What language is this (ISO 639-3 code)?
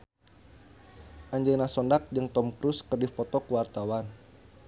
sun